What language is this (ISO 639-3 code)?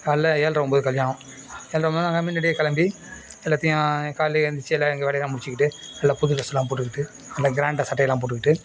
tam